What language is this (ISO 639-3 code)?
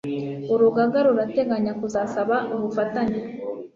kin